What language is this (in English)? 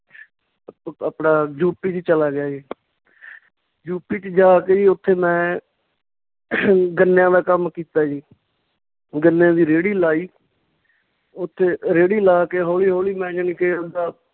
Punjabi